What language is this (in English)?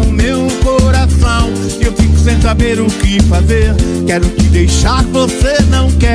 Portuguese